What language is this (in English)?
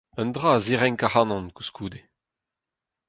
Breton